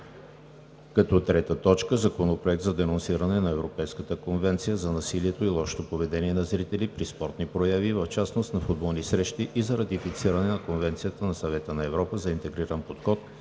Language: Bulgarian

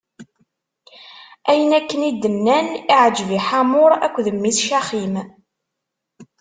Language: Kabyle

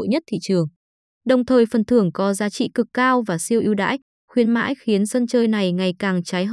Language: Vietnamese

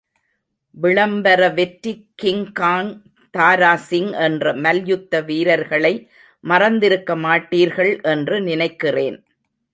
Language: Tamil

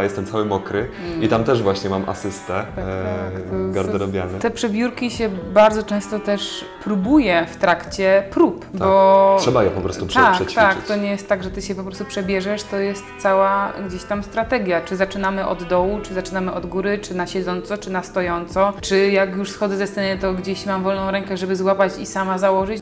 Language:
Polish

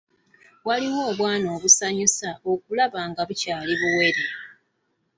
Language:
Ganda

